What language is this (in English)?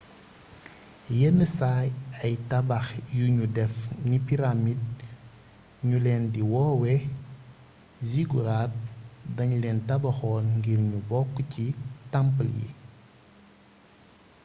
Wolof